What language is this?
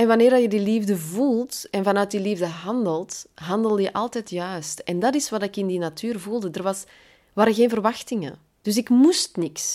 Dutch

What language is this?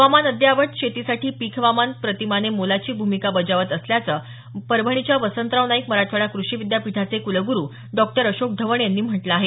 Marathi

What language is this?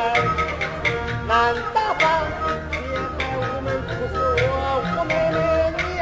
Chinese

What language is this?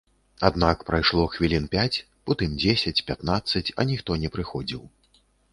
Belarusian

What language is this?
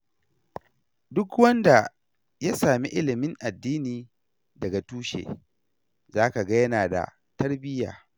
Hausa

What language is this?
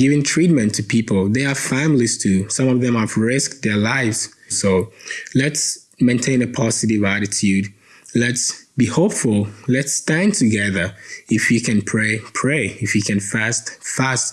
English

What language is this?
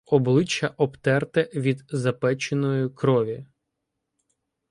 Ukrainian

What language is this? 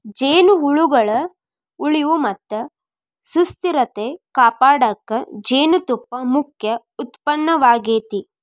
Kannada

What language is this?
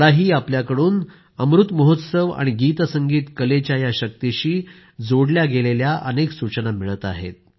Marathi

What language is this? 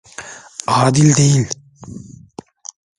Turkish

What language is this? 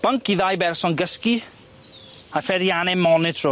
Welsh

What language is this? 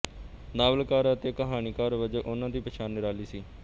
Punjabi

